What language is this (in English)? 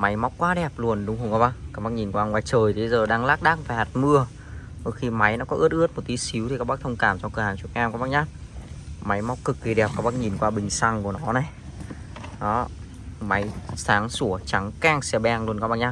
Vietnamese